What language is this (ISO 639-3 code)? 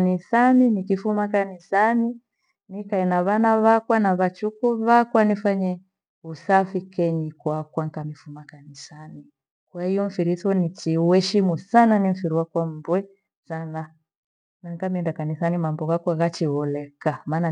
gwe